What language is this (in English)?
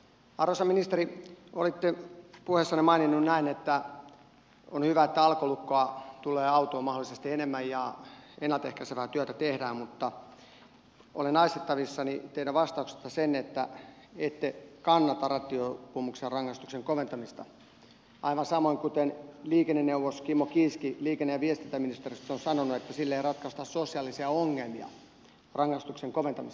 Finnish